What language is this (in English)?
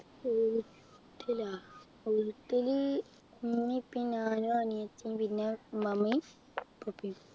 Malayalam